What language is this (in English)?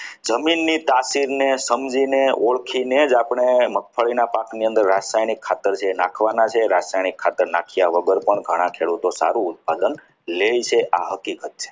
Gujarati